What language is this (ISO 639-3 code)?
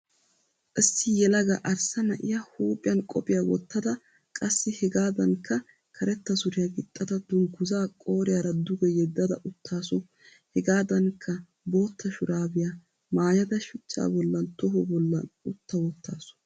wal